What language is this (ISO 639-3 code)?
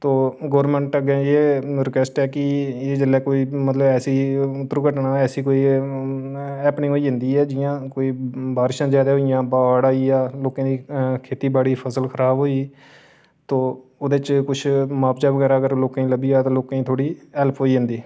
doi